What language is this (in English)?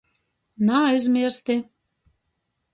Latgalian